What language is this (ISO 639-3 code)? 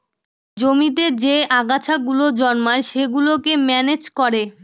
ben